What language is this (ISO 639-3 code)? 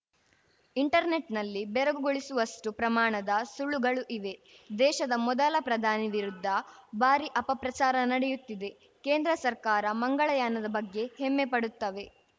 kan